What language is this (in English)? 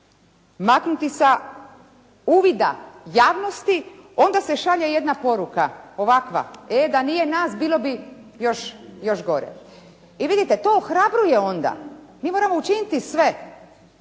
Croatian